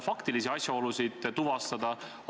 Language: Estonian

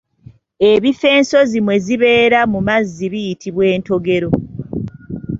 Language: Ganda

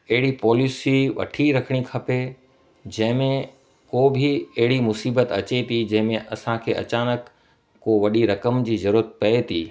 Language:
Sindhi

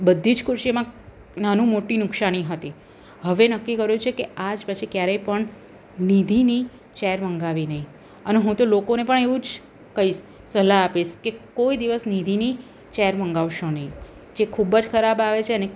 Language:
Gujarati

